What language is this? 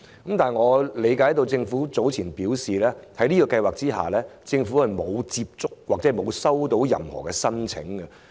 Cantonese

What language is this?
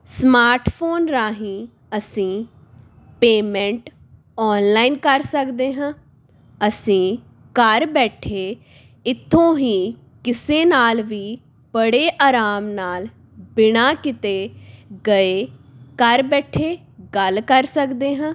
Punjabi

